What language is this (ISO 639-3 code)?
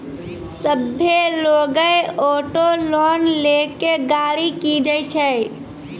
mai